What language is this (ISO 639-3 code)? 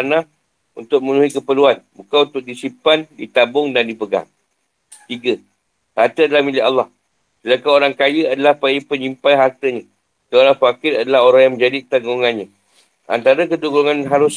msa